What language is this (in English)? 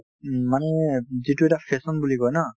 Assamese